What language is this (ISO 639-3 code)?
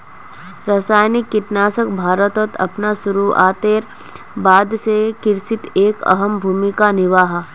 mag